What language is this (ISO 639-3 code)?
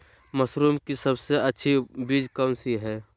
mag